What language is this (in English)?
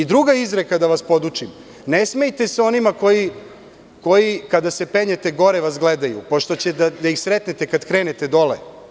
Serbian